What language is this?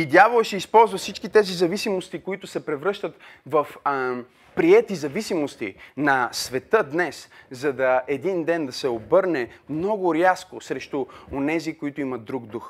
Bulgarian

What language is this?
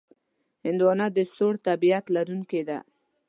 Pashto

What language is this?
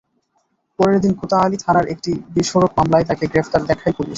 Bangla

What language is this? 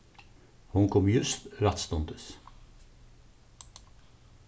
Faroese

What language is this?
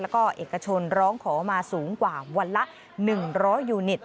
Thai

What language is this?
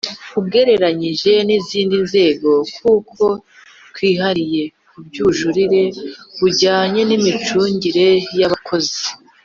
Kinyarwanda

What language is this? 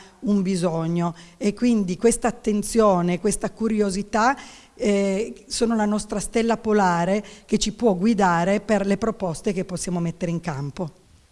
Italian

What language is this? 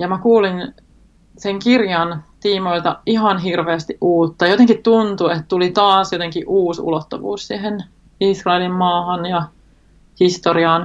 Finnish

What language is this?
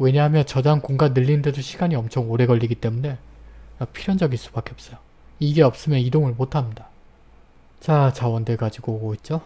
Korean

